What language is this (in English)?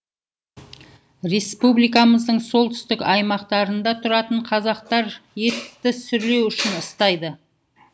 Kazakh